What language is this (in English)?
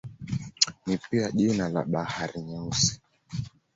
Swahili